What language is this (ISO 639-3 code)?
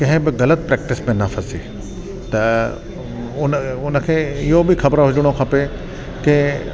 snd